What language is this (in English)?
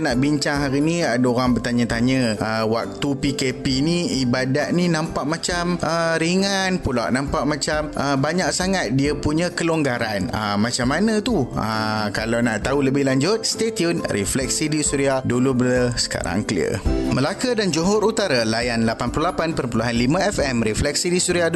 Malay